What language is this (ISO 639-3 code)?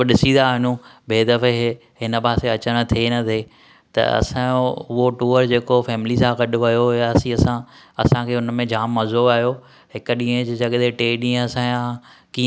snd